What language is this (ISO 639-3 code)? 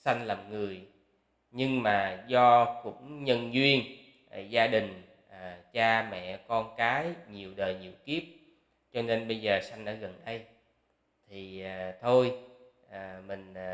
vie